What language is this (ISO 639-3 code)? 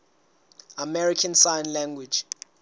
sot